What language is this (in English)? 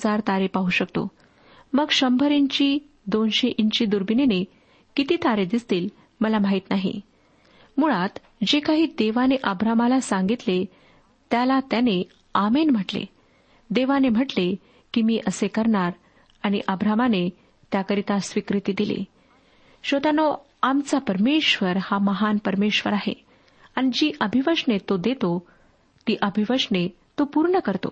Marathi